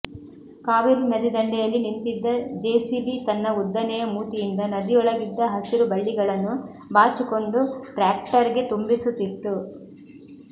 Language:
Kannada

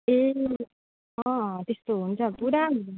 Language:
Nepali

